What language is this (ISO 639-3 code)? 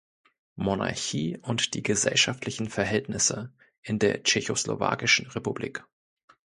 deu